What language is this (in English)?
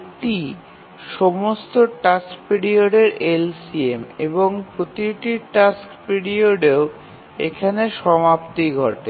Bangla